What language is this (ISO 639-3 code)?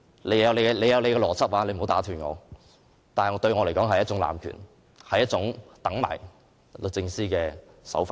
yue